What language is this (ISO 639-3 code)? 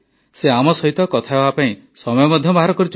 ori